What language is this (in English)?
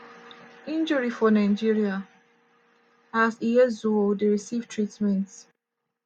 Nigerian Pidgin